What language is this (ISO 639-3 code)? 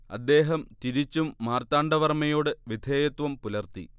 mal